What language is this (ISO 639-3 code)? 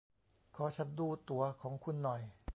tha